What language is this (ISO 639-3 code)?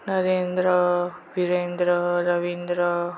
mar